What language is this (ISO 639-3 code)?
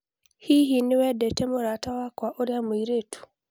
kik